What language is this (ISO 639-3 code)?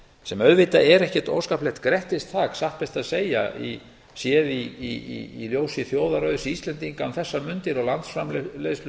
isl